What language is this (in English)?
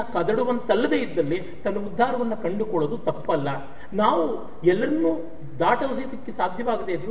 Kannada